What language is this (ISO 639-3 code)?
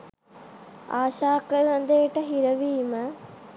sin